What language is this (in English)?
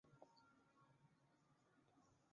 Chinese